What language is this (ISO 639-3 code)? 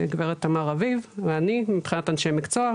heb